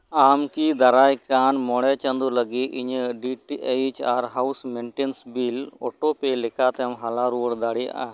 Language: Santali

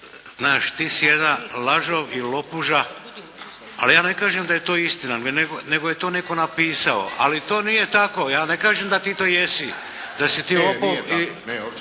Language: Croatian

